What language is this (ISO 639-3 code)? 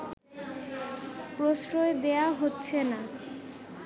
ben